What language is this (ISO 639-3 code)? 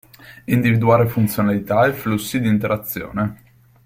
ita